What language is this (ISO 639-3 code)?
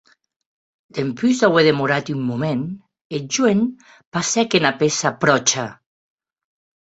oci